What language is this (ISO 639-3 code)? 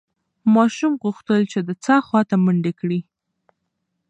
pus